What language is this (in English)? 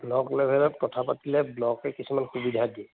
Assamese